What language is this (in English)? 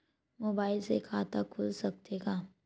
Chhattisgarhi